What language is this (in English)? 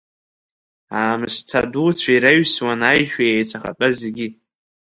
Abkhazian